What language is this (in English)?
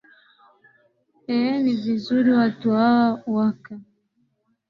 Swahili